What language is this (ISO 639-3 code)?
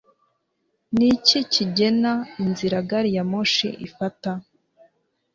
kin